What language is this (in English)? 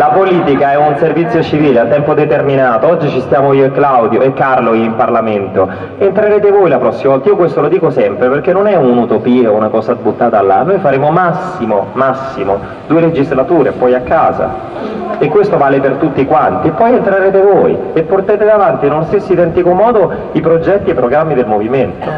Italian